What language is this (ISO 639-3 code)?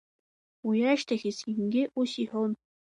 abk